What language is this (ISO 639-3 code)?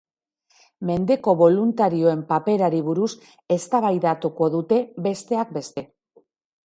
eus